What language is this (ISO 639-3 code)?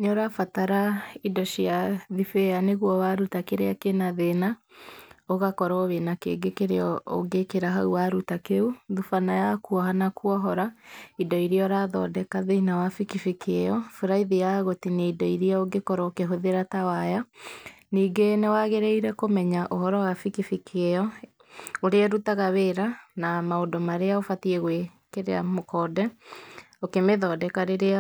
kik